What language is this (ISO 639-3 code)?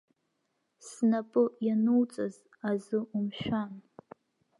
abk